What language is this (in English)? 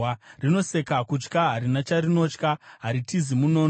Shona